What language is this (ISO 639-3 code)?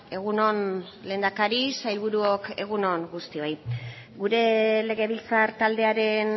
eus